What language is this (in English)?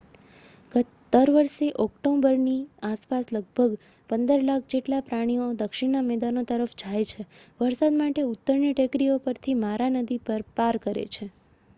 Gujarati